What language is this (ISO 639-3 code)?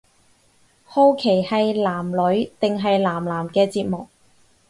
yue